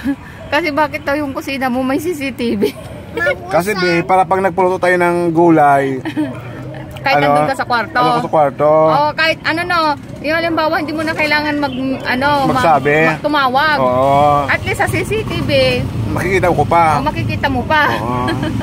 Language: Filipino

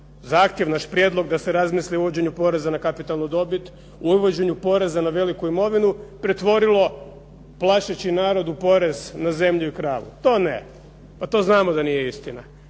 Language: Croatian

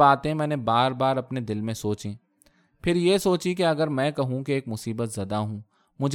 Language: Urdu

